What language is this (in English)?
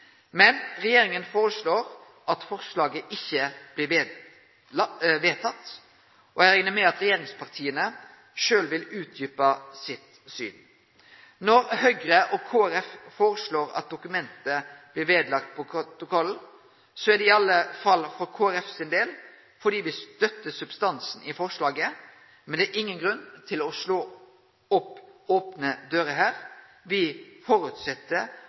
Norwegian Nynorsk